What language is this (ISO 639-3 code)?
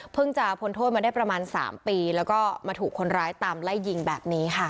tha